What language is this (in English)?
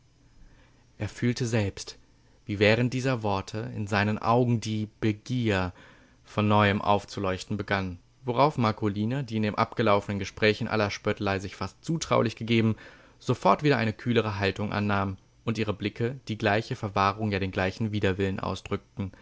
German